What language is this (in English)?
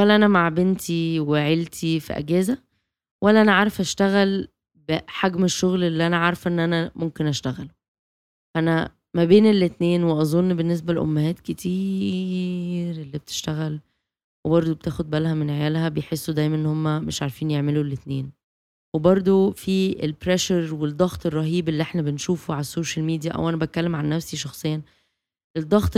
Arabic